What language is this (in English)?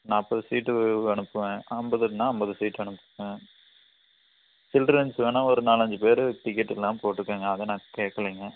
Tamil